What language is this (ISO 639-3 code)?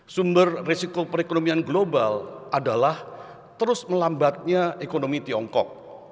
ind